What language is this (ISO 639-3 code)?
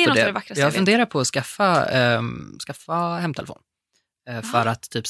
swe